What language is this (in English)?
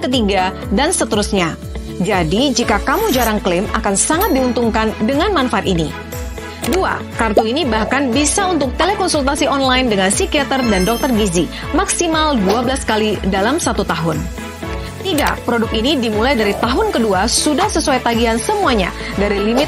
Indonesian